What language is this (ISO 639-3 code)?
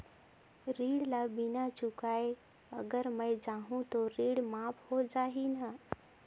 hne